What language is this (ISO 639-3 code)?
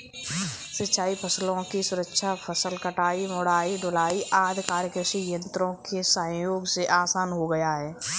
hin